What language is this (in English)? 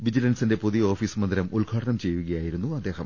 Malayalam